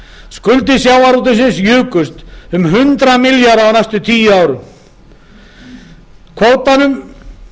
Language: Icelandic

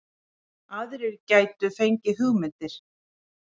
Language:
Icelandic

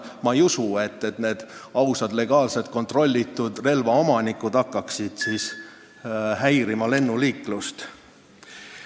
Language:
Estonian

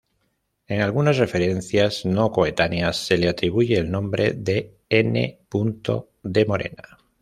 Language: Spanish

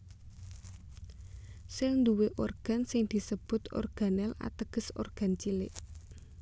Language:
Javanese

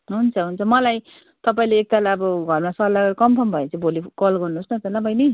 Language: Nepali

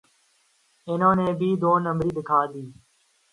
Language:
Urdu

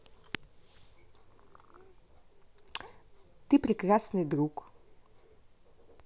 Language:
Russian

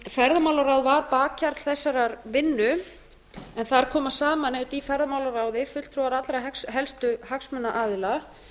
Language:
Icelandic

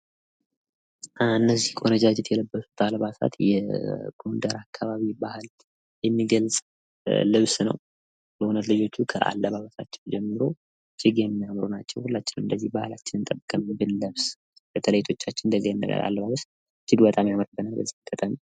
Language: Amharic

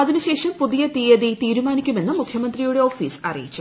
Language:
Malayalam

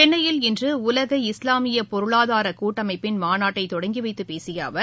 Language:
Tamil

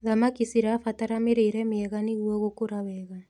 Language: Kikuyu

